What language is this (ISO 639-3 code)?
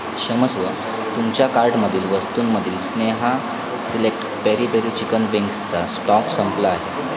mar